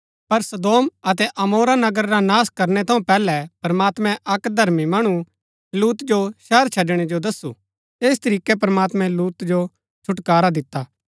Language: Gaddi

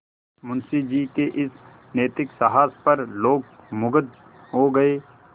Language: Hindi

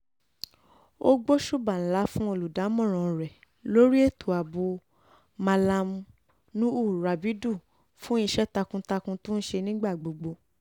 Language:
Yoruba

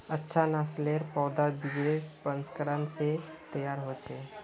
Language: Magahi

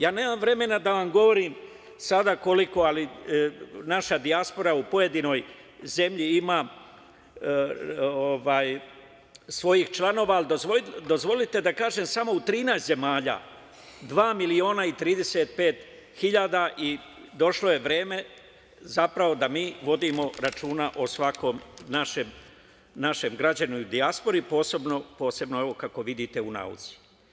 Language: Serbian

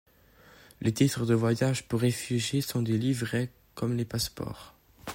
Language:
French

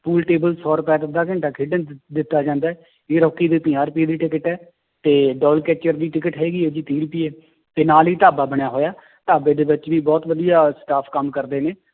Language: Punjabi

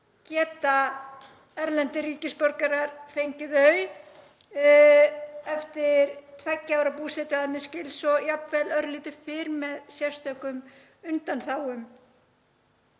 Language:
Icelandic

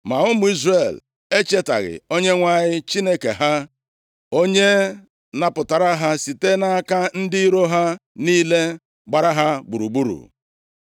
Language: Igbo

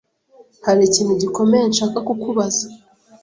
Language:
Kinyarwanda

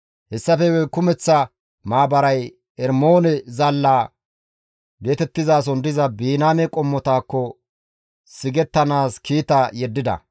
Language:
Gamo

